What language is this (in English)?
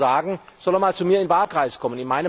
German